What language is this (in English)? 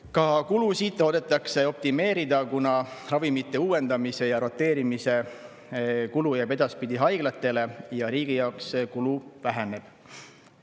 Estonian